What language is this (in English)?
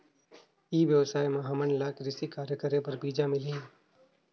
Chhattisgarhi